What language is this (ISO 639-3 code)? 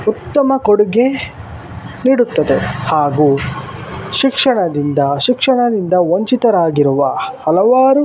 kan